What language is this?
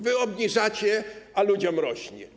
Polish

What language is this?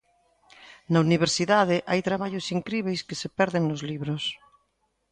Galician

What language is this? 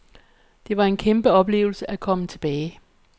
Danish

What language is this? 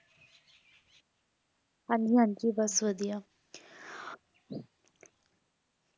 Punjabi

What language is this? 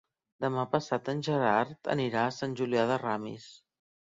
Catalan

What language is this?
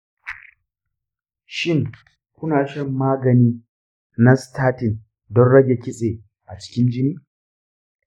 Hausa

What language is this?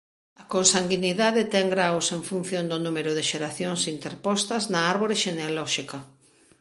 Galician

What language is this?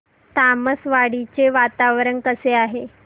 Marathi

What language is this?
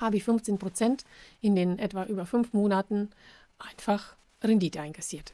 German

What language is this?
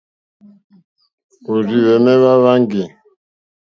Mokpwe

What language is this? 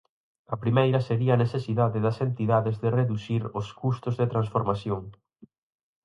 Galician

